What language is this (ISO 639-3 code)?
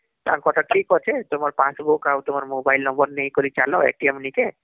ori